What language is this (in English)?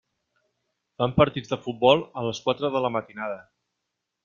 Catalan